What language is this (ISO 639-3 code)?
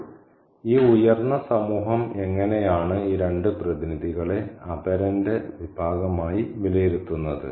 mal